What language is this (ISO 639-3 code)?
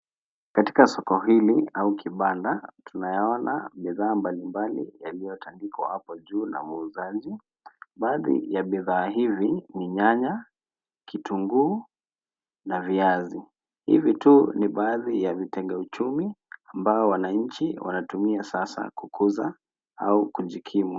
swa